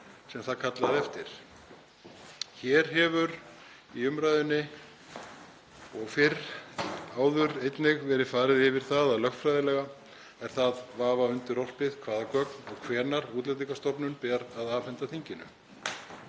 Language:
Icelandic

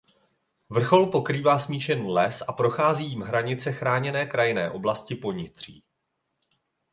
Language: Czech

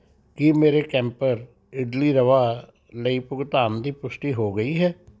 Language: Punjabi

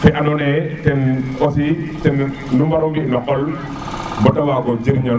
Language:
Serer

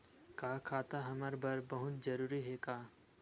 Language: Chhattisgarhi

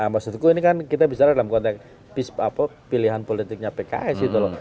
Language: Indonesian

